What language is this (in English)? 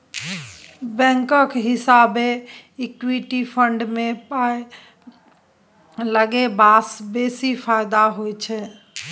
Maithili